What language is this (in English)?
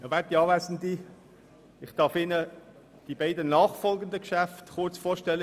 Swiss German